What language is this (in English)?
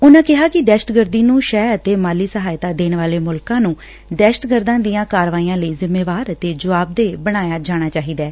Punjabi